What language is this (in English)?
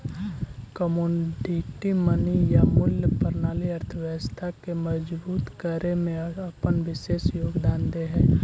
Magahi